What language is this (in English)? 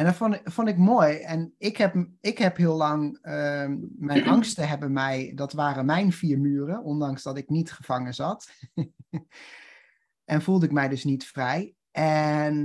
Dutch